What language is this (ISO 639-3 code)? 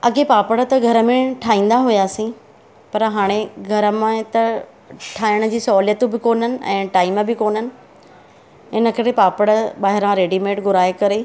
snd